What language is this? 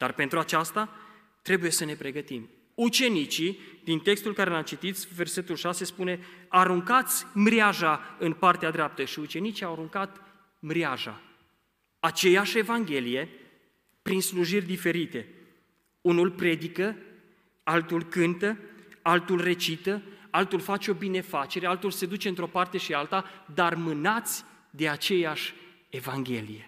Romanian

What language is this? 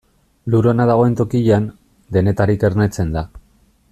Basque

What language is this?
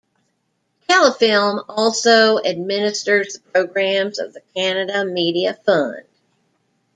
English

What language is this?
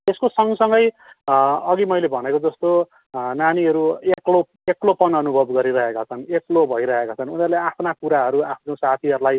Nepali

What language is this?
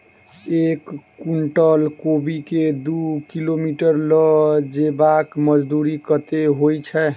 Maithili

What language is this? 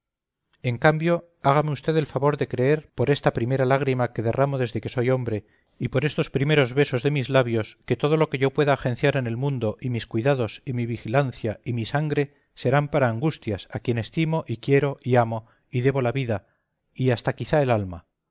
Spanish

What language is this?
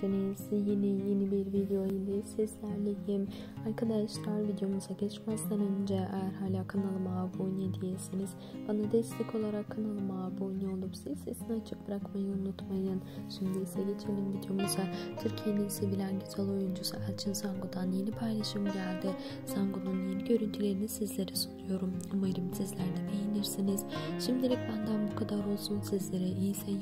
Turkish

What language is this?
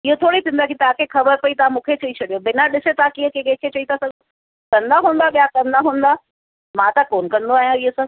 Sindhi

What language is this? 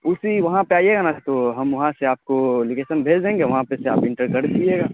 Urdu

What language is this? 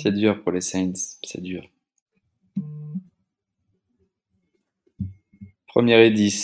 French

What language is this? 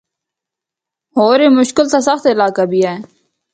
Northern Hindko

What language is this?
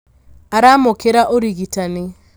Kikuyu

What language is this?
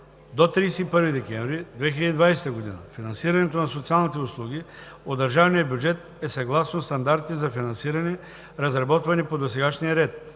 Bulgarian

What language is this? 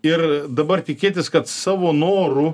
Lithuanian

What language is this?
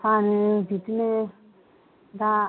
Bodo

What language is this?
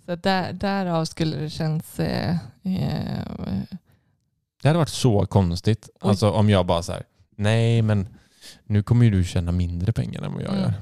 Swedish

